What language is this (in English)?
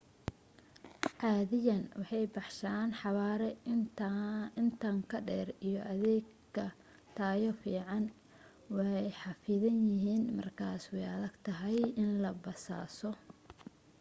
Somali